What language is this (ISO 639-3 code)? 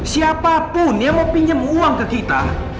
ind